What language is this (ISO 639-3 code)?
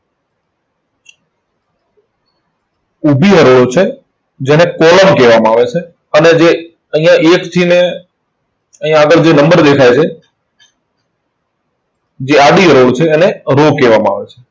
guj